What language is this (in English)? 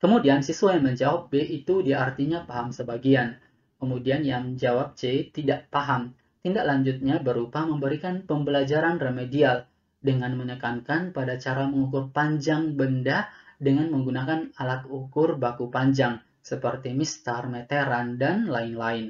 Indonesian